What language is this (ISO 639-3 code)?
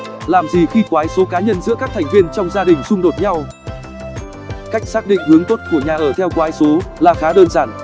vie